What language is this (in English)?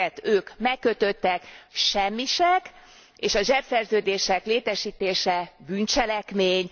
Hungarian